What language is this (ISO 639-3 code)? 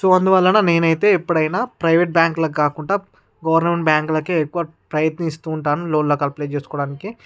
tel